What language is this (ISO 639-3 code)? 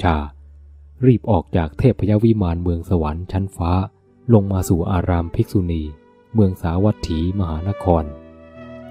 tha